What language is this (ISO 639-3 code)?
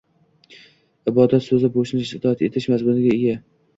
uzb